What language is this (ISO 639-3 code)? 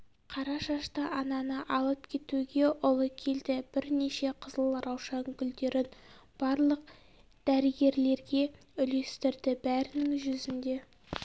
kaz